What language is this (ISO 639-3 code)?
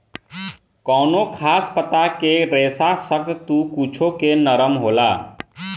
bho